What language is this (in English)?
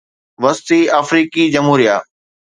Sindhi